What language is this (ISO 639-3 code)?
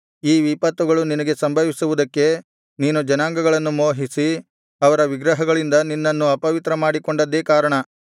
kan